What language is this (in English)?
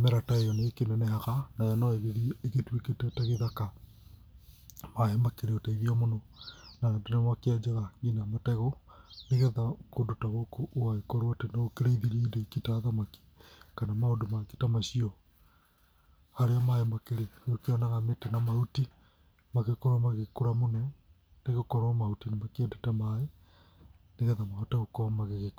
Kikuyu